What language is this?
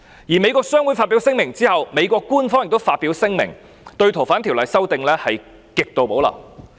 Cantonese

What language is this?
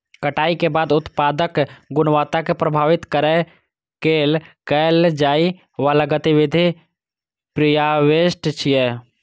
Maithili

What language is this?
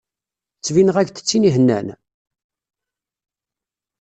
Kabyle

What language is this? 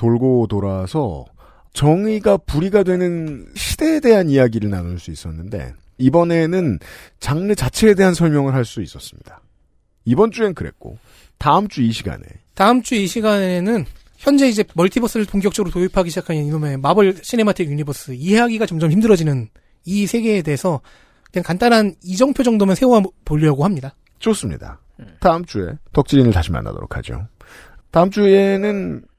Korean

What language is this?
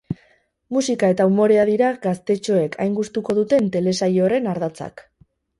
Basque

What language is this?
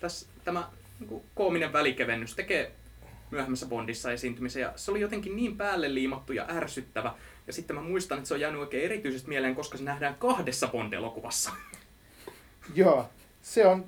Finnish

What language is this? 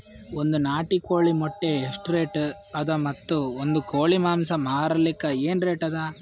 Kannada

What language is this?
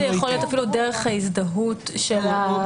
Hebrew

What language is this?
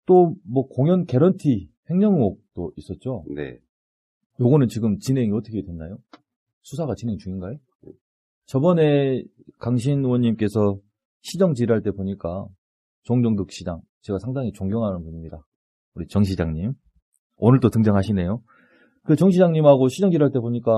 Korean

